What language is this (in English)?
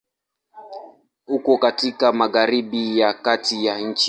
Swahili